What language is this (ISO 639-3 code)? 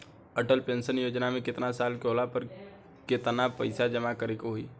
bho